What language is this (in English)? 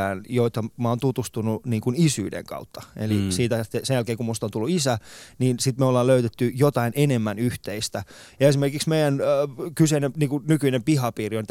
Finnish